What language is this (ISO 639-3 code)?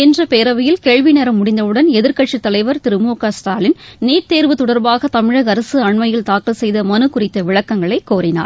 tam